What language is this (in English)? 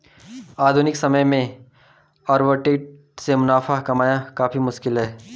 Hindi